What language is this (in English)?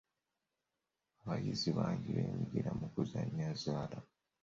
Ganda